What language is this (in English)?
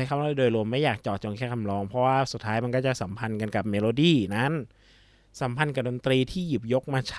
Thai